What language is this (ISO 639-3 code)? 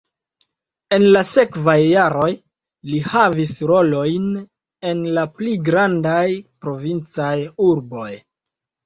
epo